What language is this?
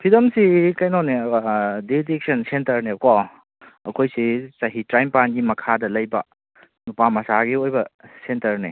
Manipuri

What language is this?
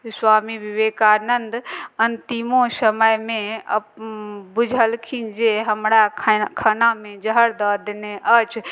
Maithili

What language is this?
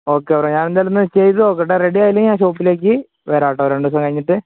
Malayalam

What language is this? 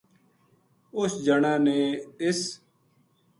Gujari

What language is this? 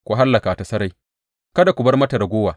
Hausa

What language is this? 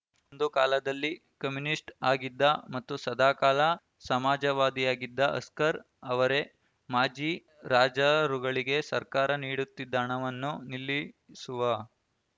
Kannada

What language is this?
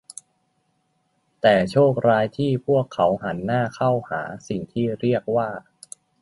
Thai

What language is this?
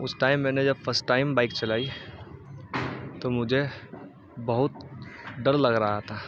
Urdu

